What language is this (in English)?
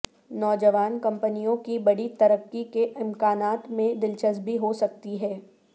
Urdu